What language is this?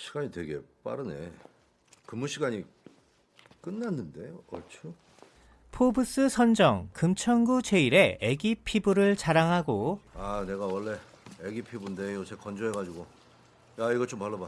Korean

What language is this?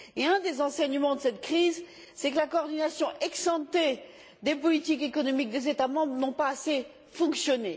French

